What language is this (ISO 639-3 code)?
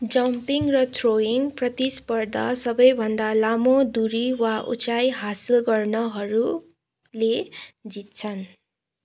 nep